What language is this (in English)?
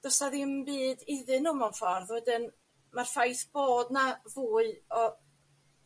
Welsh